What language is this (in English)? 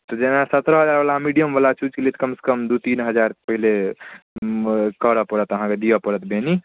Maithili